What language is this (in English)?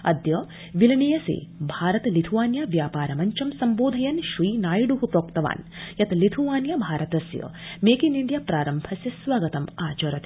Sanskrit